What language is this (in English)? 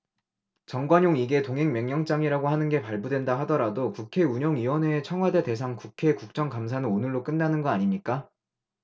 Korean